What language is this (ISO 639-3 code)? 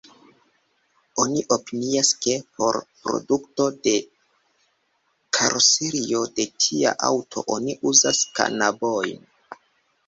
epo